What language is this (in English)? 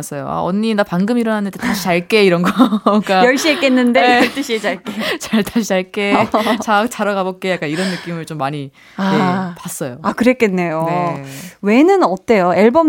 Korean